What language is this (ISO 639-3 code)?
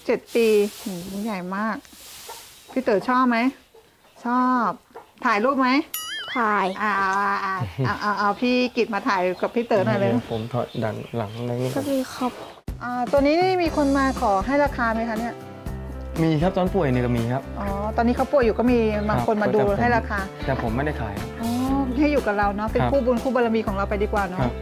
tha